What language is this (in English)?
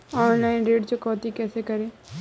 Hindi